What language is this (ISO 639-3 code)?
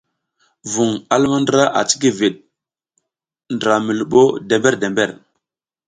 giz